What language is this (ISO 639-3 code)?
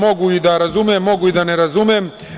srp